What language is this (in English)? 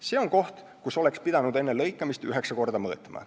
Estonian